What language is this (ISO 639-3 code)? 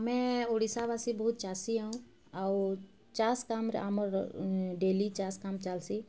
ori